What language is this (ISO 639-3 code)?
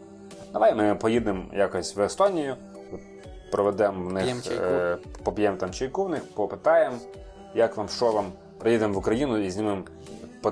ukr